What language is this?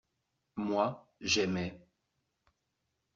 French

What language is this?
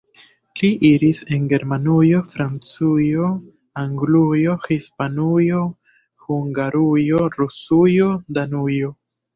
Esperanto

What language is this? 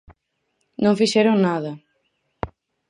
Galician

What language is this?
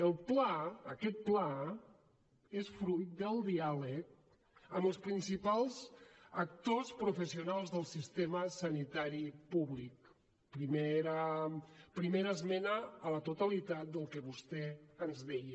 Catalan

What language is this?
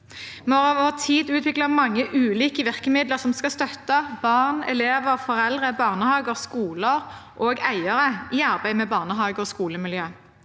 Norwegian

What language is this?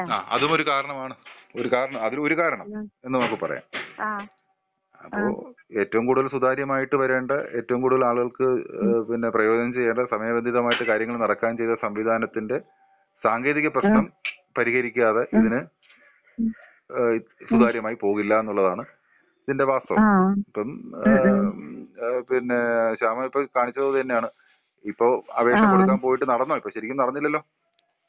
Malayalam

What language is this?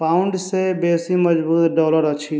Maithili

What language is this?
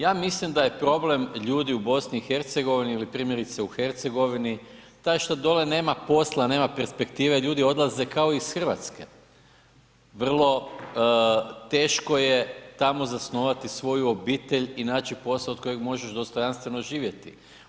Croatian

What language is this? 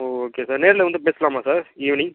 Tamil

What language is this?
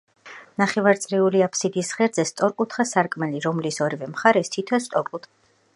Georgian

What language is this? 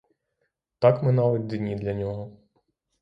Ukrainian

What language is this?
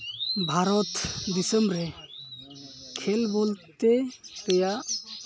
Santali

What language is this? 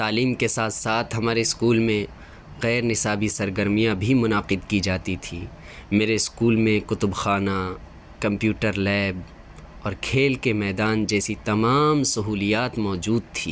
Urdu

